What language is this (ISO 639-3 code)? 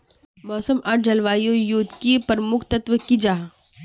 mag